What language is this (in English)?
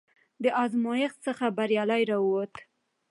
Pashto